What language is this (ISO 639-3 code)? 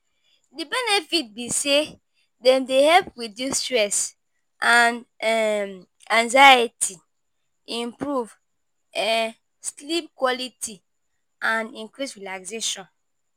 pcm